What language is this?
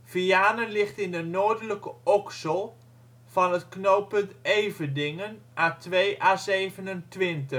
Dutch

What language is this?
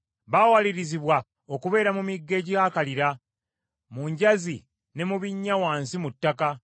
Ganda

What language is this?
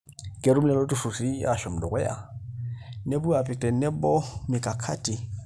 Masai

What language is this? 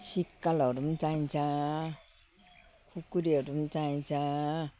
Nepali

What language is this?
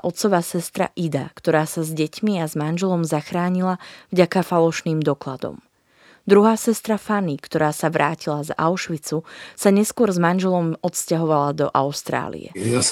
Slovak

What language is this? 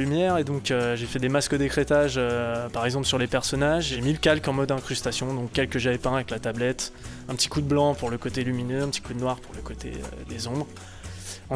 French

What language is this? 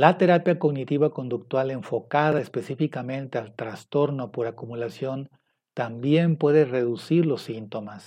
Spanish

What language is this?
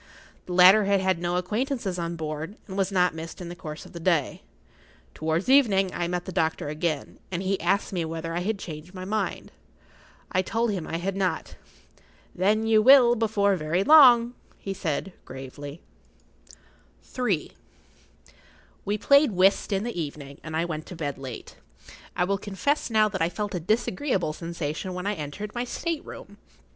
English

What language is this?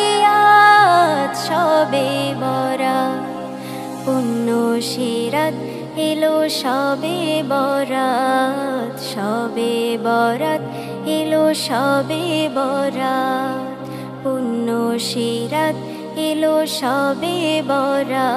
Hindi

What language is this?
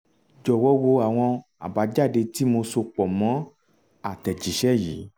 Yoruba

